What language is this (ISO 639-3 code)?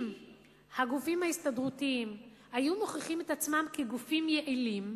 heb